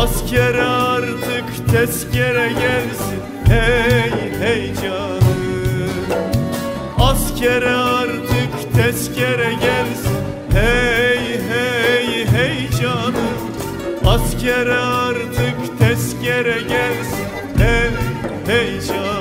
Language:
Turkish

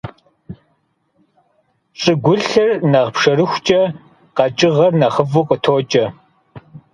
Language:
Kabardian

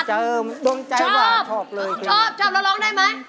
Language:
Thai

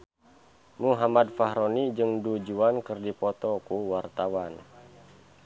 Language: Sundanese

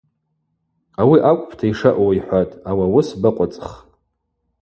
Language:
Abaza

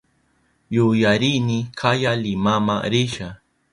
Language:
Southern Pastaza Quechua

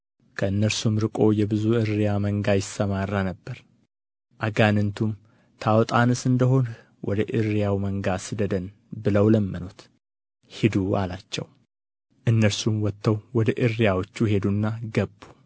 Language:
Amharic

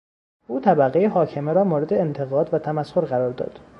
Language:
Persian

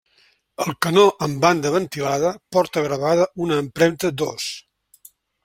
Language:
Catalan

